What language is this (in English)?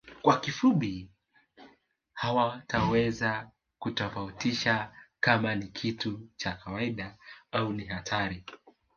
Swahili